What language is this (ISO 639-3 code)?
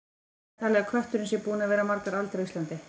isl